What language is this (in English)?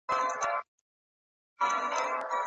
Pashto